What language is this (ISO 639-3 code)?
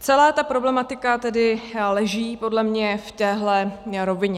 ces